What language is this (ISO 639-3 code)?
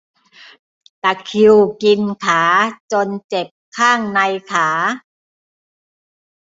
tha